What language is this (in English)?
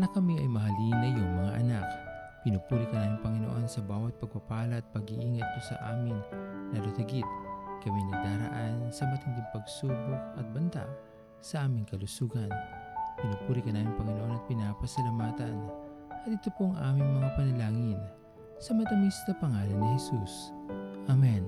Filipino